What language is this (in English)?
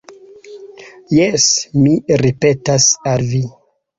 Esperanto